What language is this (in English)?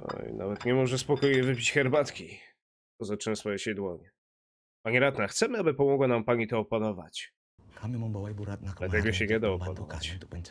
Polish